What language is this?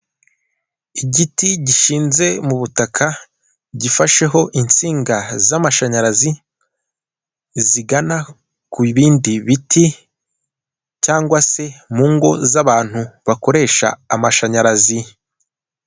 Kinyarwanda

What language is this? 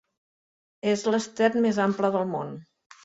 Catalan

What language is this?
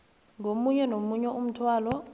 South Ndebele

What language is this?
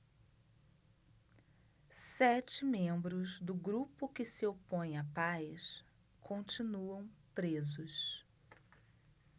Portuguese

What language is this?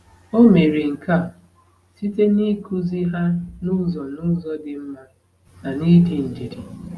Igbo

